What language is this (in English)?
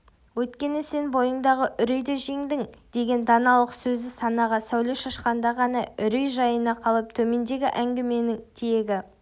Kazakh